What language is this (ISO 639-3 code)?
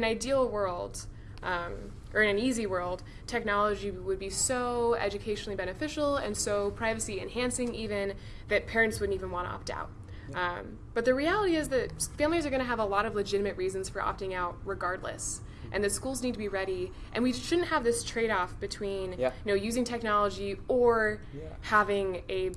eng